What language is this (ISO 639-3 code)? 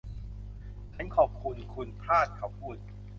tha